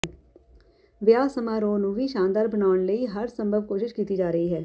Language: Punjabi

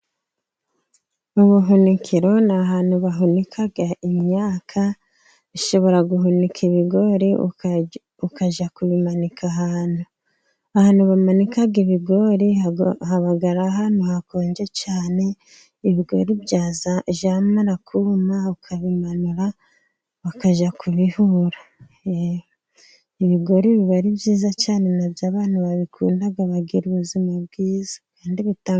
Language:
Kinyarwanda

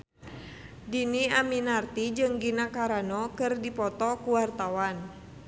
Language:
Sundanese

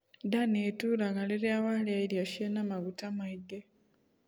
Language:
Kikuyu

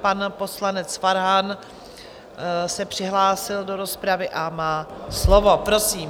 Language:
Czech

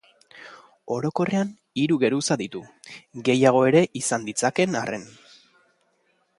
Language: Basque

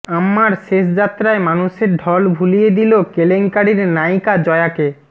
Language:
Bangla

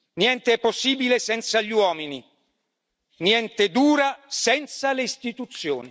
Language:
Italian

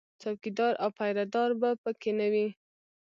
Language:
Pashto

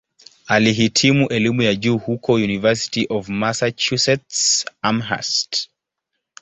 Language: Swahili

